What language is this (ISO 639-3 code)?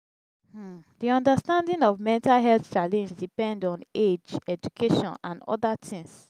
pcm